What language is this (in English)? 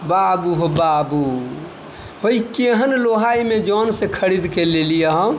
Maithili